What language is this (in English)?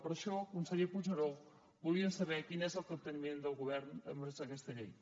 Catalan